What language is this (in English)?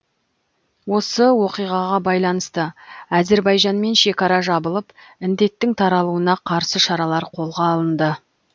Kazakh